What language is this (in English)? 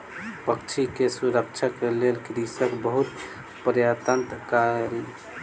Maithili